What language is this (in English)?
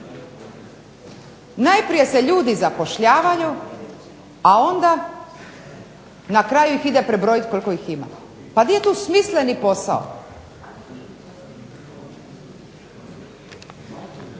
Croatian